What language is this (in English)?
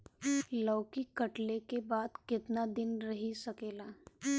Bhojpuri